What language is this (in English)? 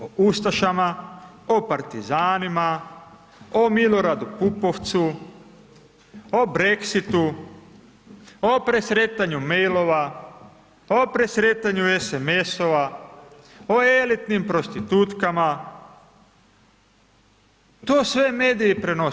Croatian